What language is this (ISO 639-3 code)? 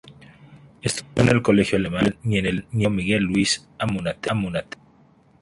spa